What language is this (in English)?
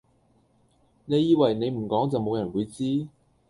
Cantonese